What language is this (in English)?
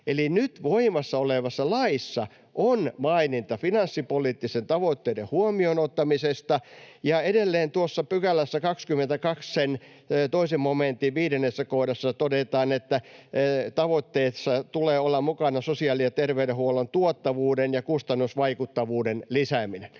Finnish